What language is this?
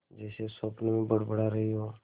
Hindi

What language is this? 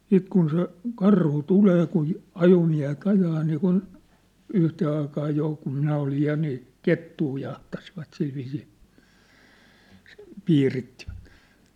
Finnish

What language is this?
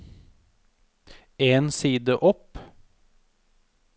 Norwegian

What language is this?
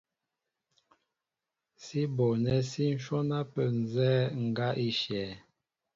Mbo (Cameroon)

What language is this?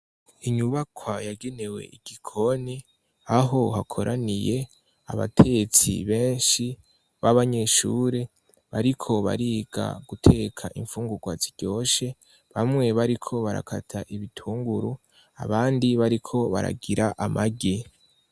Rundi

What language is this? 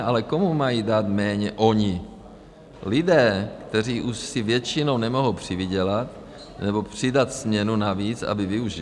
Czech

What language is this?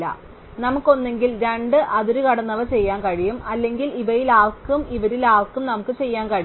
Malayalam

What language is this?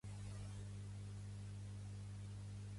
Catalan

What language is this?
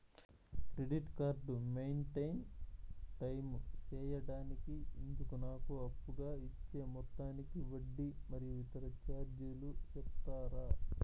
Telugu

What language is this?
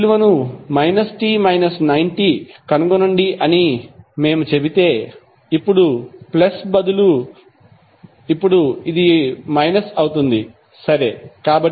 Telugu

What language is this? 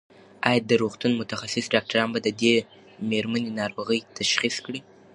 Pashto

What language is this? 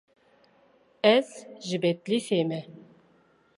Kurdish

